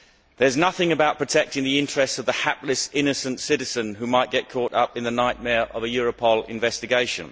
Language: English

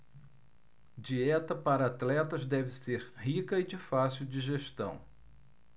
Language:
Portuguese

